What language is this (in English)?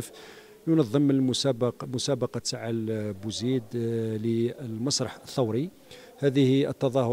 Arabic